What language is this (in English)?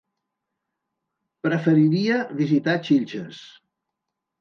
Catalan